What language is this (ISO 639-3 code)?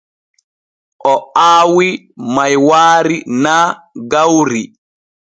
fue